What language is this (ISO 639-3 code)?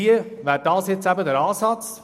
gsw